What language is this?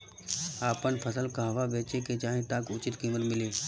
Bhojpuri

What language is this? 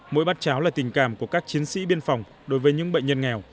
Vietnamese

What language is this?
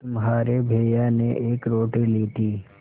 Hindi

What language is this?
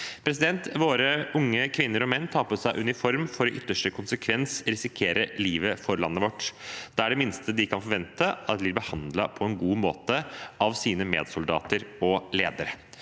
Norwegian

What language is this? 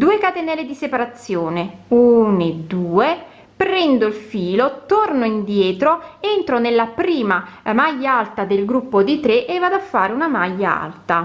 Italian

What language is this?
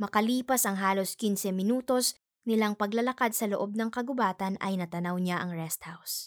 Filipino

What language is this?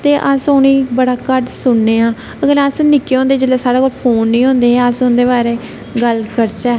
Dogri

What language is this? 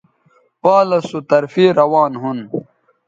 Bateri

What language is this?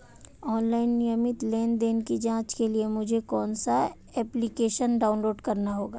Hindi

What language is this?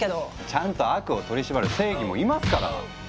Japanese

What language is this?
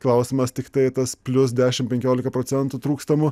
Lithuanian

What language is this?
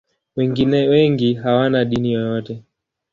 Swahili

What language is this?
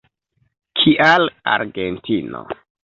Esperanto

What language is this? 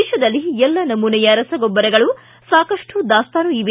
Kannada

